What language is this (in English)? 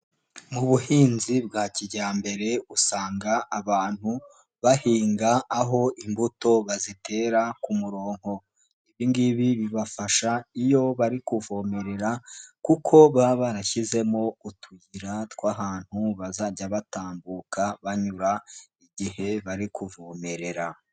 Kinyarwanda